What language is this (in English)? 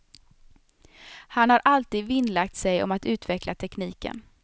Swedish